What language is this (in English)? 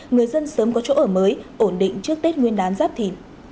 Vietnamese